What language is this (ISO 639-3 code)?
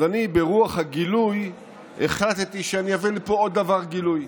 heb